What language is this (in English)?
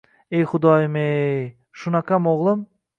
Uzbek